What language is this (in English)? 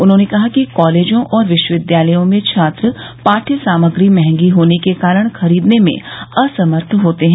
Hindi